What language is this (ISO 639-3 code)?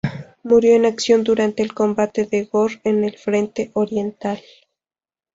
spa